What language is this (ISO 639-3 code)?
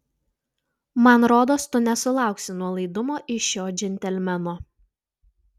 lit